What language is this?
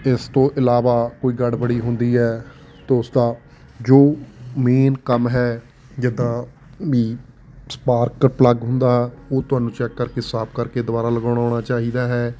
Punjabi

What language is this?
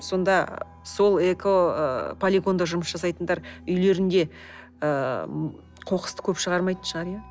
Kazakh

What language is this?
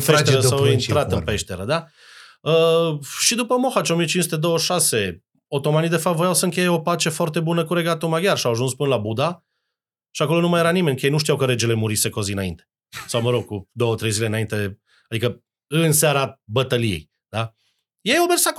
Romanian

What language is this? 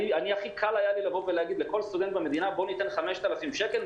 Hebrew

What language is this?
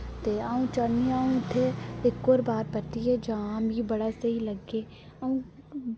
Dogri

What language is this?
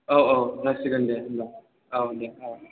Bodo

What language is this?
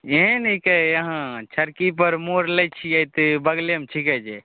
Maithili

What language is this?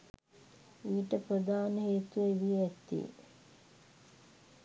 Sinhala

